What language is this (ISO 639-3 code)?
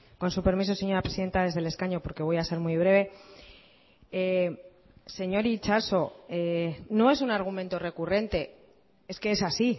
spa